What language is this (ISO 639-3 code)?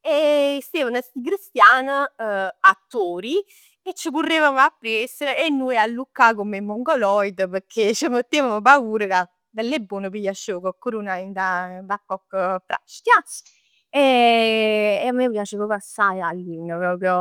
nap